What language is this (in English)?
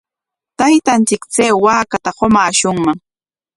Corongo Ancash Quechua